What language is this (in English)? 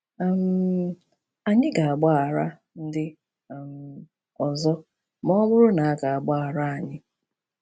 Igbo